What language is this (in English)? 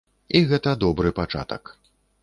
Belarusian